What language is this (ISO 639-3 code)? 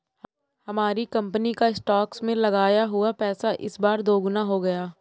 hin